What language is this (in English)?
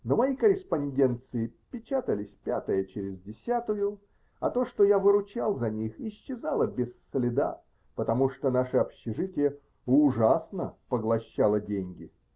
Russian